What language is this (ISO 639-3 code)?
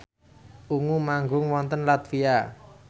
jav